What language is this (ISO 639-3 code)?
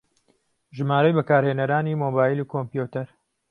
ckb